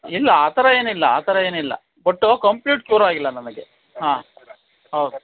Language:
Kannada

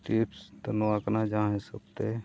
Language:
Santali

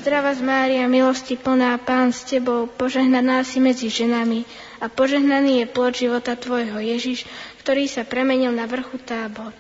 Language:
Slovak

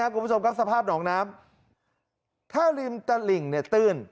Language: Thai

